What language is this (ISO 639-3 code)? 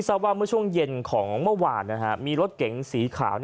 tha